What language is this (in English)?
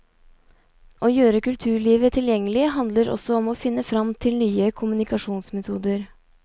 Norwegian